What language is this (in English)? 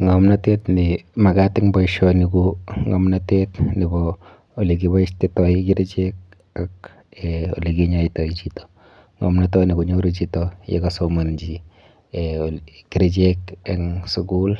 Kalenjin